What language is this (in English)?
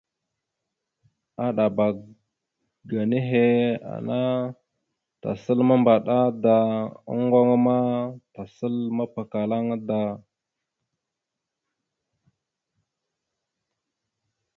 Mada (Cameroon)